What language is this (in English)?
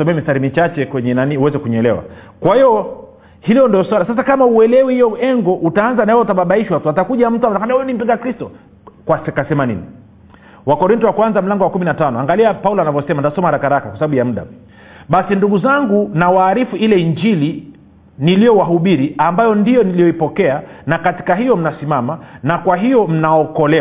Swahili